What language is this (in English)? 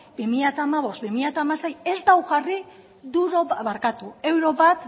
Basque